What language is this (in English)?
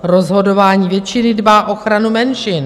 Czech